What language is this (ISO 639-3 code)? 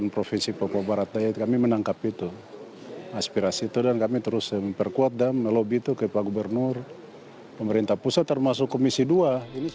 ind